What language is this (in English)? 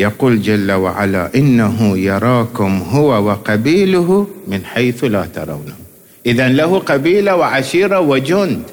Arabic